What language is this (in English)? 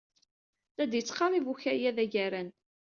Kabyle